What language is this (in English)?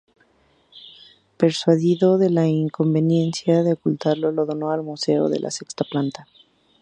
Spanish